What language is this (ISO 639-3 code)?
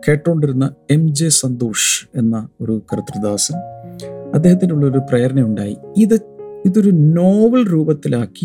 mal